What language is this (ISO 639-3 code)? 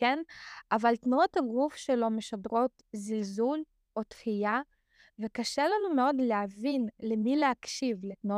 heb